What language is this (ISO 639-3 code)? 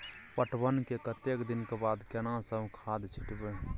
mai